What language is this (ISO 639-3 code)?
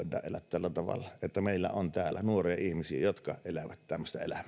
fin